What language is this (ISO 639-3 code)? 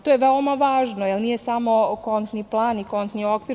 srp